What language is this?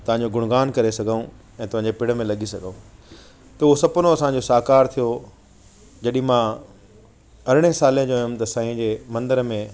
Sindhi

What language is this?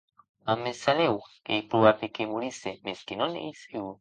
Occitan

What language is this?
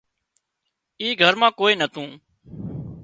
Wadiyara Koli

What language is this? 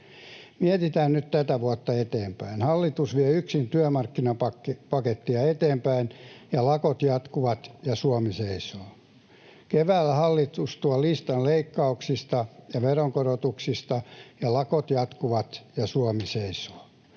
Finnish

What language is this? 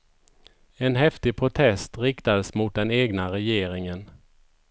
Swedish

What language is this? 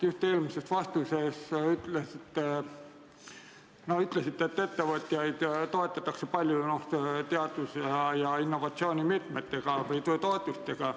Estonian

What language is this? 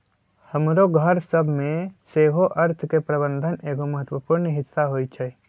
Magahi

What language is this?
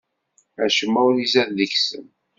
Kabyle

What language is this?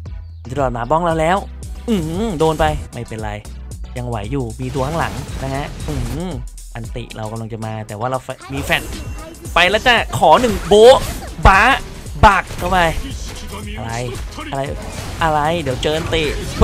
Thai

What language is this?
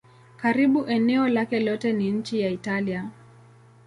Swahili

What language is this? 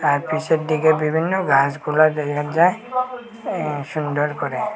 Bangla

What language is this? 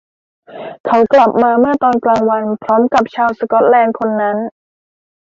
Thai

